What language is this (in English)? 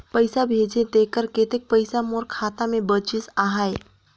Chhattisgarhi